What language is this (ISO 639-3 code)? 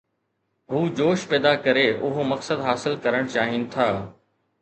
snd